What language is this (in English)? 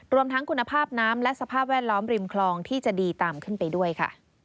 Thai